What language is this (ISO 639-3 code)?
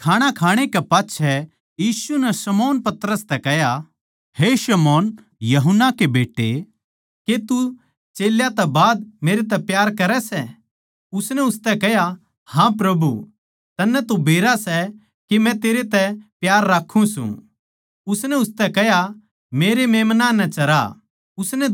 bgc